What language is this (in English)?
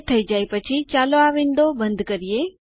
Gujarati